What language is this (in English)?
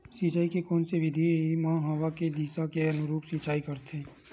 Chhattisgarhi